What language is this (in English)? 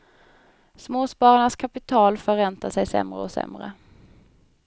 Swedish